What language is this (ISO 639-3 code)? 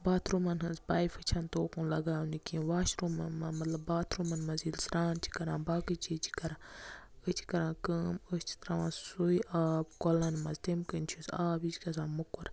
kas